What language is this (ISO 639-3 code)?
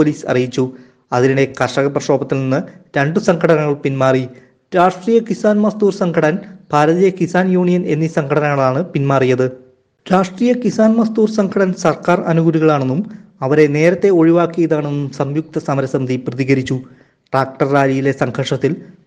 mal